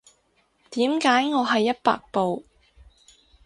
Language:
Cantonese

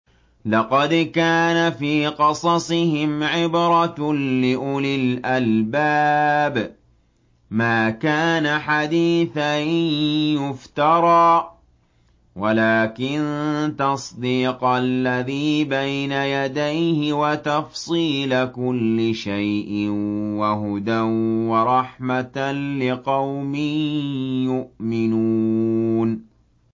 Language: Arabic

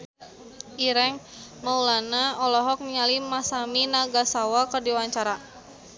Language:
Sundanese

